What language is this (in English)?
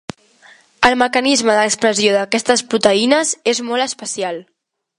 Catalan